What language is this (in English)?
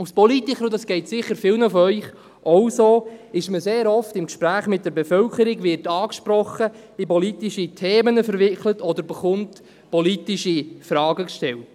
Swiss German